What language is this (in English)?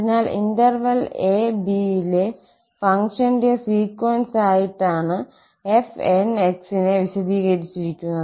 Malayalam